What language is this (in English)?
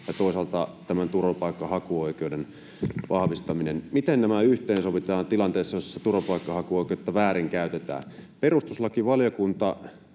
Finnish